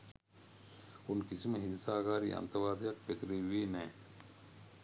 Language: Sinhala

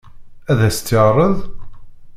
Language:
Kabyle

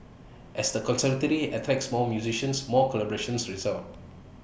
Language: English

